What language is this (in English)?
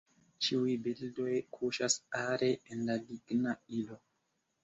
Esperanto